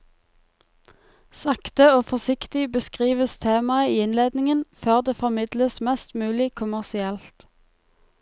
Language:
Norwegian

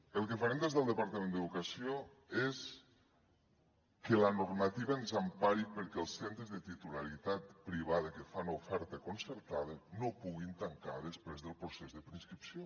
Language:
Catalan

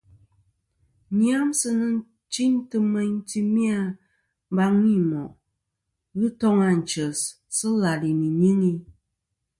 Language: Kom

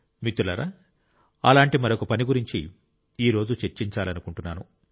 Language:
Telugu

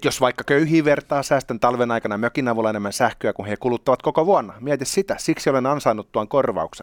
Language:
Finnish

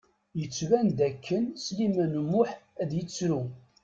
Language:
Kabyle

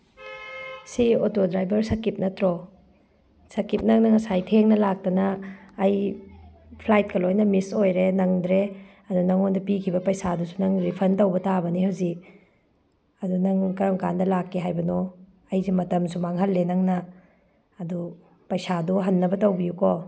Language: Manipuri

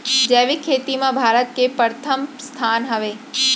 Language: Chhattisgarhi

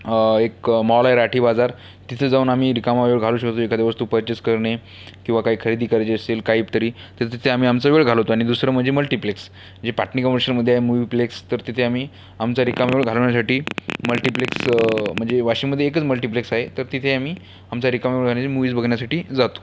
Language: Marathi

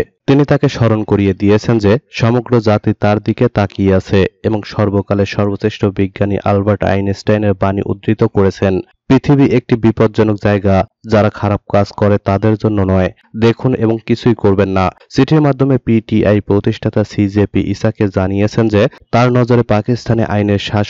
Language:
Bangla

